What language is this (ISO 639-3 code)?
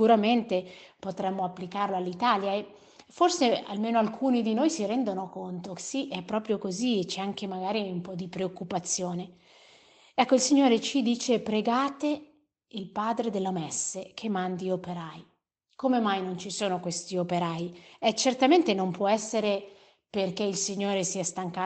ita